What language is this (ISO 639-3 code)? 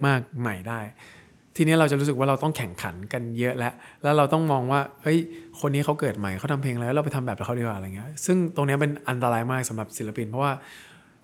tha